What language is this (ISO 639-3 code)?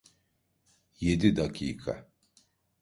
tur